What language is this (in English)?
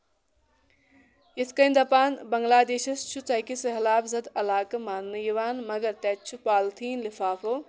Kashmiri